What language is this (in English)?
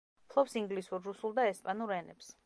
Georgian